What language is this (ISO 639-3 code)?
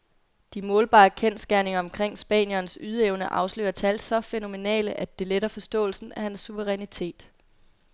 dan